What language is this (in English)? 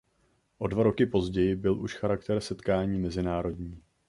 Czech